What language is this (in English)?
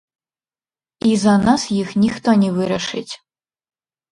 Belarusian